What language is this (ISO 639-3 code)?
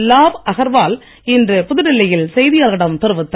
tam